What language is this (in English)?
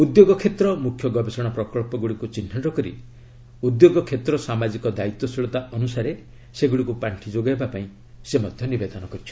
Odia